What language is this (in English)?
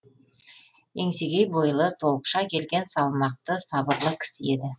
Kazakh